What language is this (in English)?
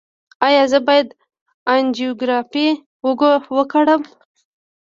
Pashto